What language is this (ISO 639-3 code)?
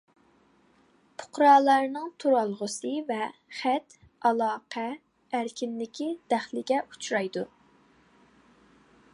uig